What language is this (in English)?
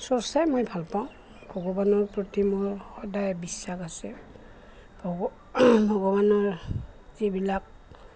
Assamese